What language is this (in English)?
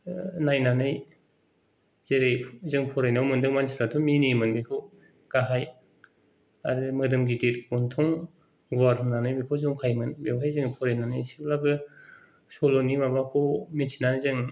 Bodo